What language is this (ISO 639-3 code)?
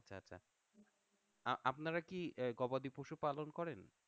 ben